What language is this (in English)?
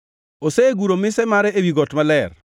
Luo (Kenya and Tanzania)